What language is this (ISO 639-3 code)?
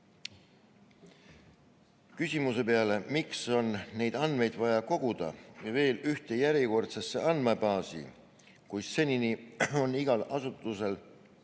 est